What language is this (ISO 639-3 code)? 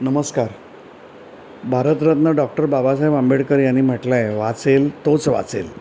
mar